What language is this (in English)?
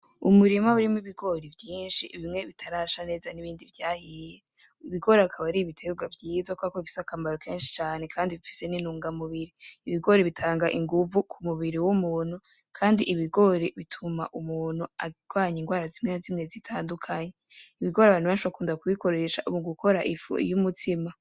Rundi